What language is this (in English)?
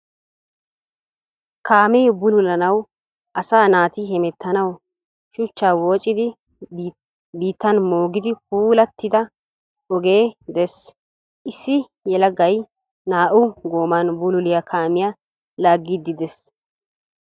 Wolaytta